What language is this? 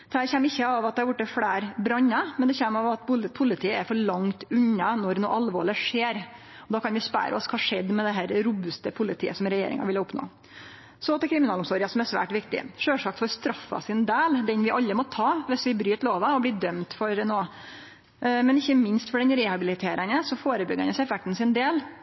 Norwegian Nynorsk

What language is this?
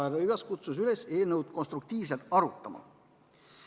Estonian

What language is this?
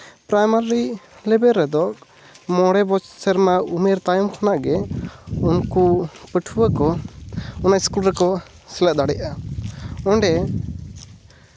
Santali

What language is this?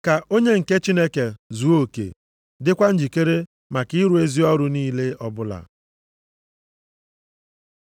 Igbo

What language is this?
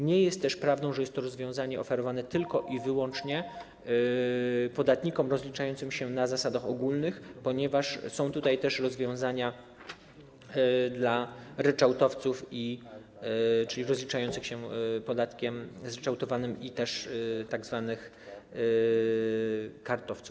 Polish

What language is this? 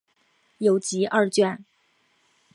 Chinese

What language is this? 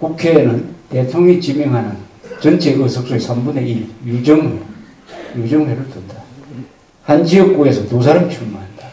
Korean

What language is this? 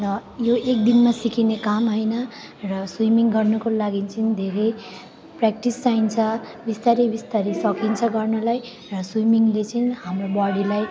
Nepali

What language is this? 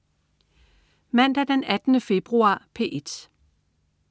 Danish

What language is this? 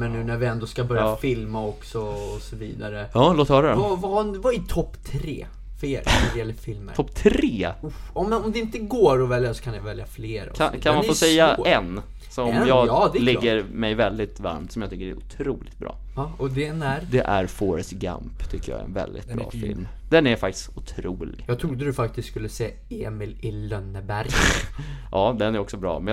Swedish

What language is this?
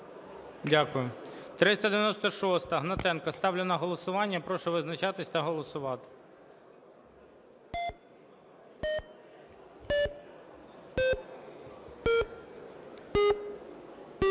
Ukrainian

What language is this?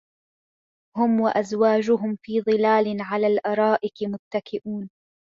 Arabic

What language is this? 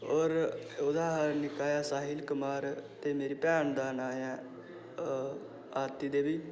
Dogri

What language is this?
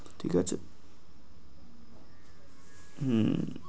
Bangla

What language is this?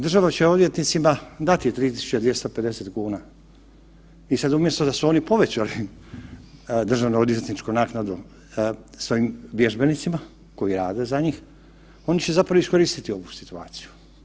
Croatian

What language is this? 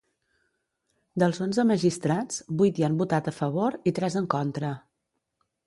Catalan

